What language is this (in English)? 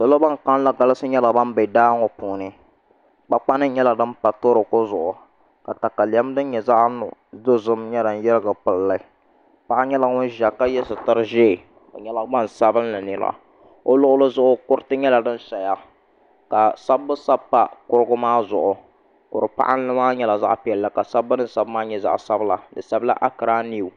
Dagbani